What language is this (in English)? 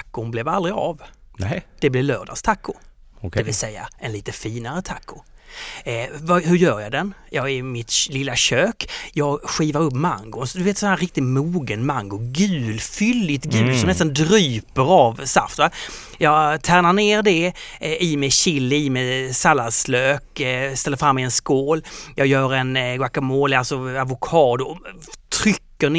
Swedish